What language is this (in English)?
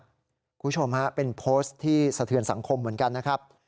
Thai